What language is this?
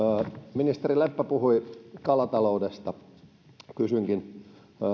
Finnish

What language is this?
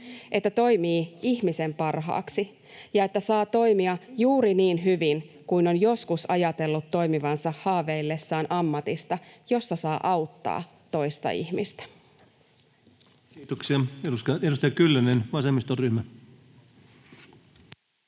Finnish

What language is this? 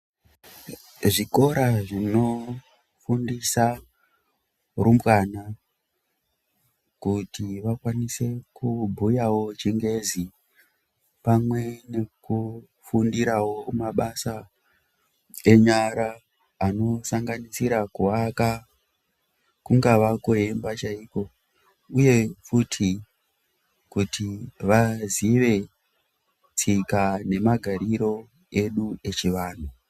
Ndau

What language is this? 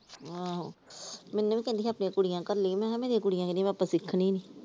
Punjabi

